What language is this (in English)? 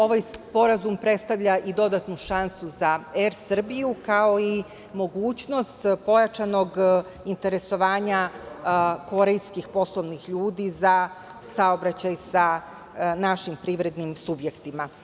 Serbian